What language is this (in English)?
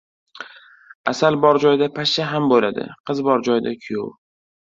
Uzbek